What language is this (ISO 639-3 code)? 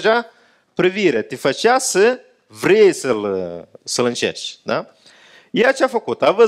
ron